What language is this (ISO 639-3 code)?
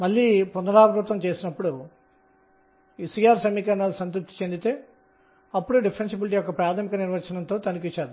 tel